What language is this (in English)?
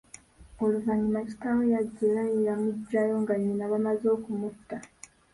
Ganda